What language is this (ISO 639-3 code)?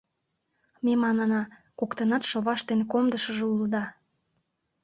chm